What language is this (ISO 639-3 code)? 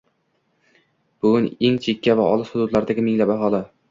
uzb